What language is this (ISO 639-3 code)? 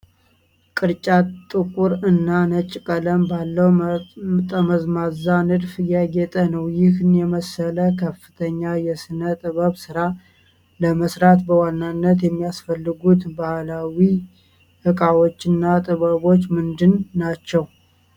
amh